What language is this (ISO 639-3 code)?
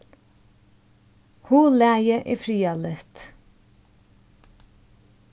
fao